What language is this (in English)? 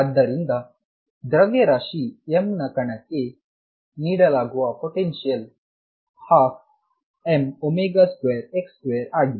Kannada